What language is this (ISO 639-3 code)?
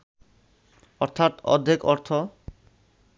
ben